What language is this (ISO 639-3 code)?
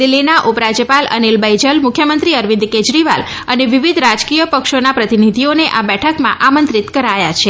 guj